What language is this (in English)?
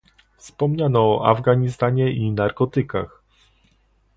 Polish